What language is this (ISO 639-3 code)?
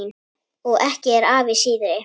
isl